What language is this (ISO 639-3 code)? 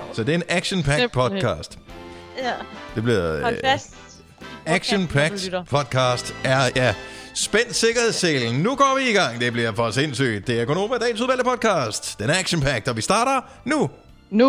dan